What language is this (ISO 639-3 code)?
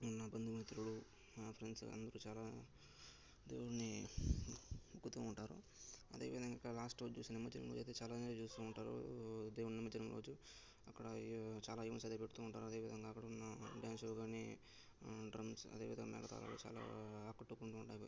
tel